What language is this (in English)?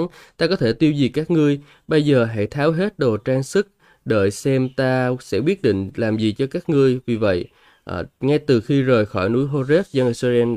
Vietnamese